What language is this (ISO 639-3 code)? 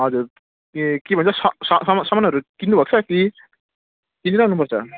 nep